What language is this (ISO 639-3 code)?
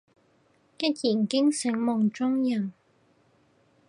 yue